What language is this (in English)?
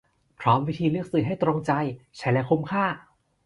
Thai